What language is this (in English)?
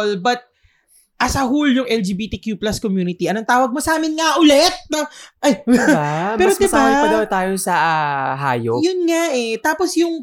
Filipino